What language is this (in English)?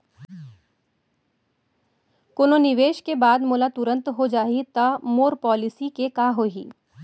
Chhattisgarhi